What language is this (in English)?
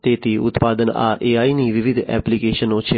Gujarati